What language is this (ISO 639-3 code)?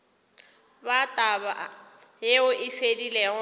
nso